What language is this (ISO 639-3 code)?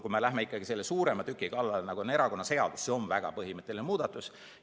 est